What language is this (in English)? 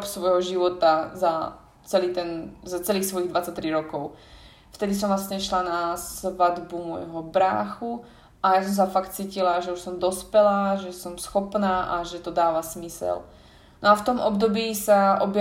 Slovak